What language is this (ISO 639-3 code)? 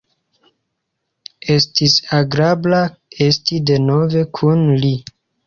epo